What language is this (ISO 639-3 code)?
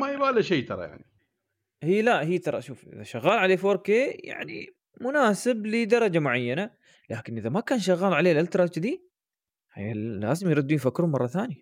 ara